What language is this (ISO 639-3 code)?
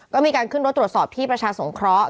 tha